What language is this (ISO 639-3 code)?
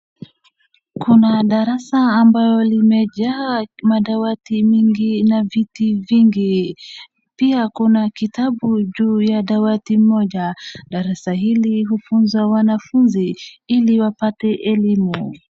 swa